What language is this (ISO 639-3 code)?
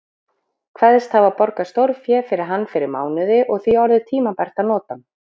isl